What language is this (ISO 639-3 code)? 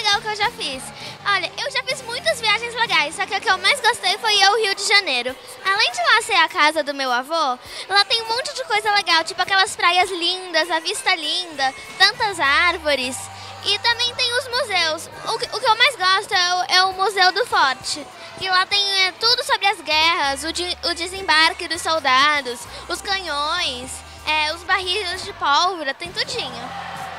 por